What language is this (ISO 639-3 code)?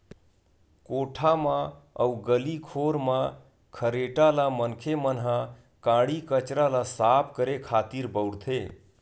hne